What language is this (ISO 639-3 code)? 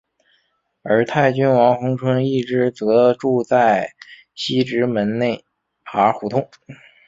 zho